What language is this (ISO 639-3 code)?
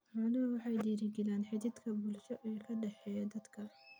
som